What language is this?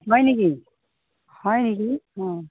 Assamese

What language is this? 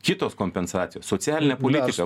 Lithuanian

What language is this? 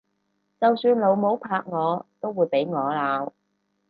Cantonese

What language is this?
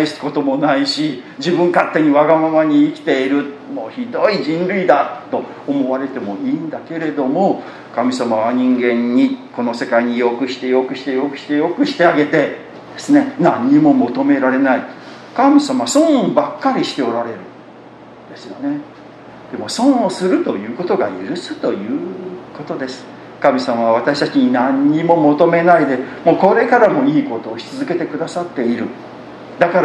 Japanese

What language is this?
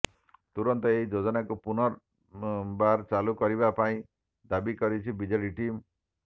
Odia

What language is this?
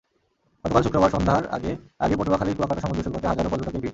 Bangla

